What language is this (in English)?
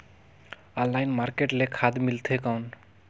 Chhattisgarhi